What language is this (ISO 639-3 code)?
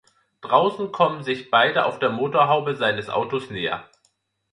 deu